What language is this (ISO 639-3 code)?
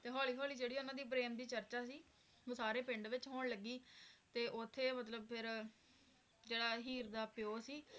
pan